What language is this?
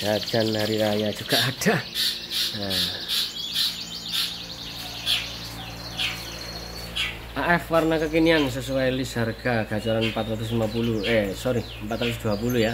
Indonesian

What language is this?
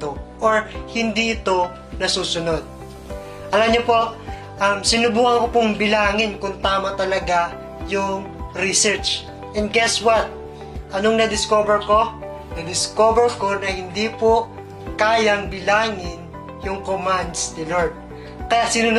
Filipino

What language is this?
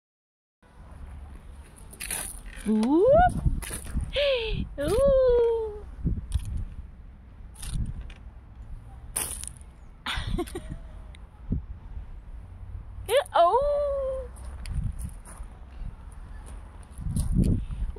Romanian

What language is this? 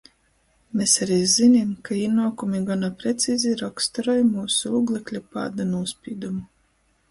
Latgalian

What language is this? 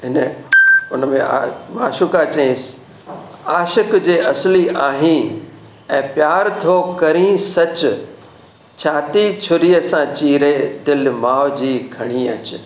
Sindhi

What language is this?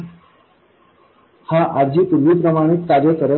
Marathi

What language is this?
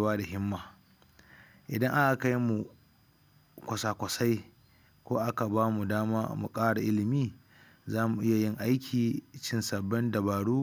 Hausa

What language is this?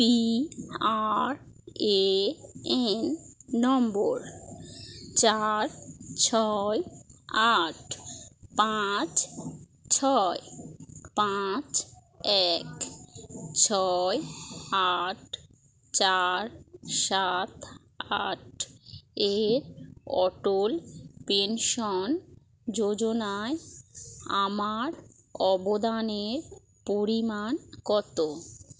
Bangla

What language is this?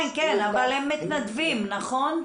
Hebrew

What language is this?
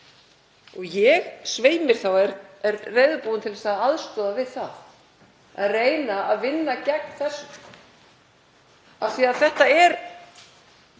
Icelandic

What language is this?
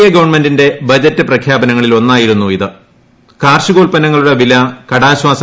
Malayalam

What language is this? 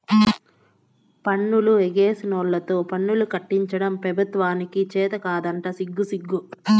Telugu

